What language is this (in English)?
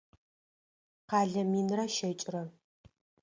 Adyghe